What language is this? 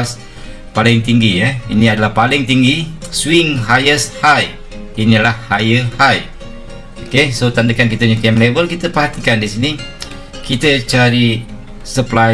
Malay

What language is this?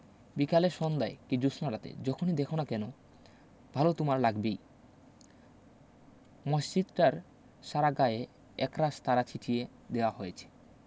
Bangla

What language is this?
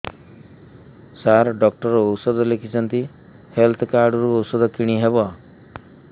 Odia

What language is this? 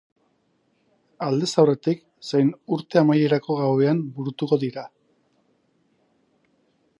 Basque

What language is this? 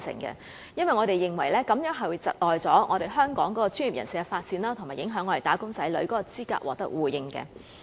Cantonese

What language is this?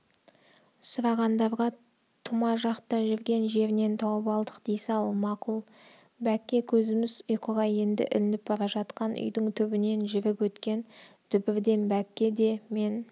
Kazakh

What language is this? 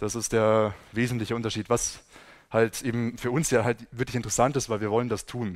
German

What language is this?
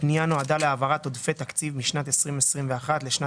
Hebrew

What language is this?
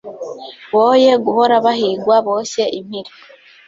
Kinyarwanda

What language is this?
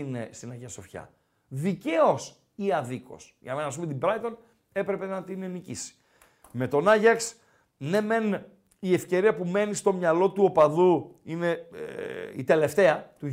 Greek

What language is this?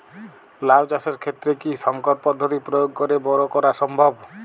Bangla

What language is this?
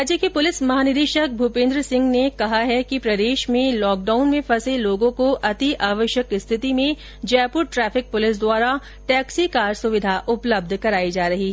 Hindi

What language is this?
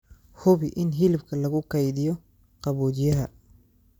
Somali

